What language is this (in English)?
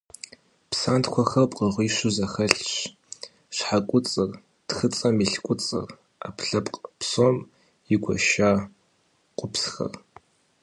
Kabardian